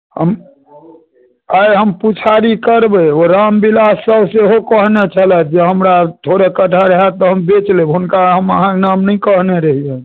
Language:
Maithili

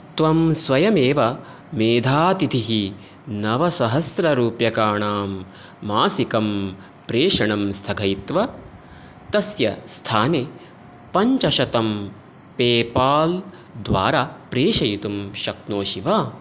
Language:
Sanskrit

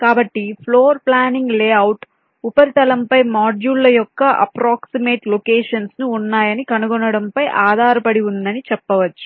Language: Telugu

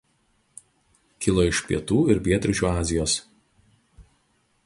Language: Lithuanian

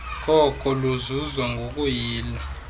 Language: Xhosa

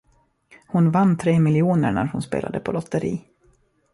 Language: Swedish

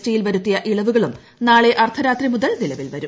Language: Malayalam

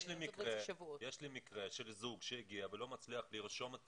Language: Hebrew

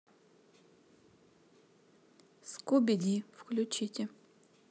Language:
Russian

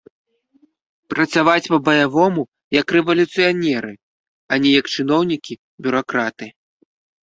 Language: Belarusian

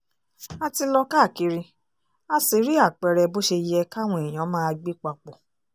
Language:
Yoruba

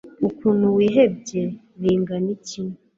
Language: Kinyarwanda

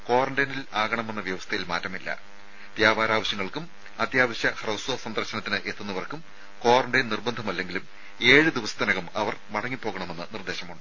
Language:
Malayalam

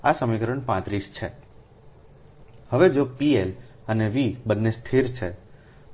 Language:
Gujarati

